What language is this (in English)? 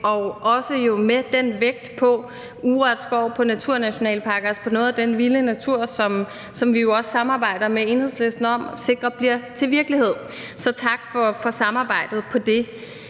Danish